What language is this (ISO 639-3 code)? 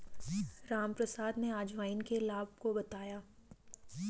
hin